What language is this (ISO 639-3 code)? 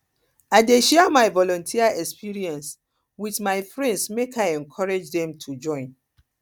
pcm